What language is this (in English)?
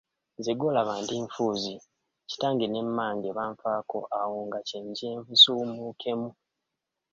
Ganda